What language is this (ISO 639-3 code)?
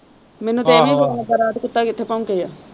pan